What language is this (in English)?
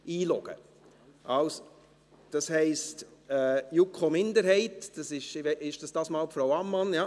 Swiss German